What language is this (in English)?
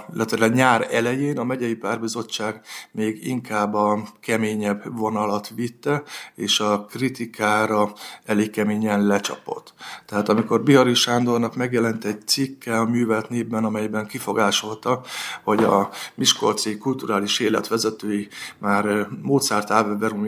Hungarian